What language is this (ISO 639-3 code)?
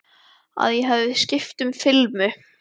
isl